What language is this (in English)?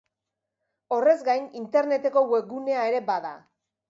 Basque